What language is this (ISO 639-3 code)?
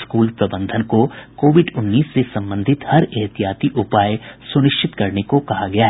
hin